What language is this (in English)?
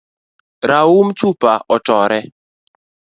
Luo (Kenya and Tanzania)